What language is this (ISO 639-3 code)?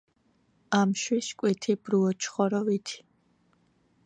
kat